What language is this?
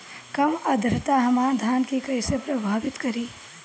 Bhojpuri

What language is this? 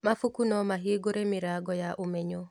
Kikuyu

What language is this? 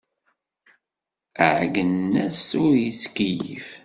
Kabyle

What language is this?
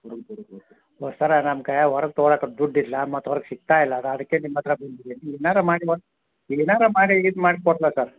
Kannada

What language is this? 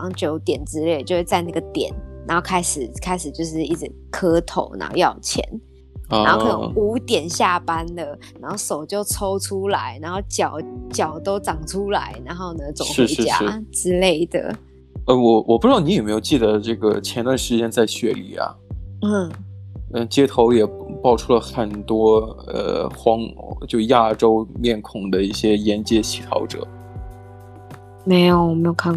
Chinese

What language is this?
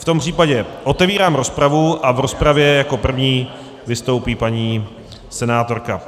Czech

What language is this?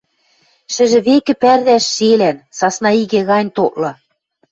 Western Mari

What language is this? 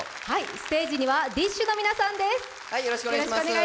Japanese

